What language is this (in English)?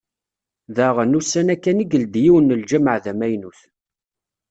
Kabyle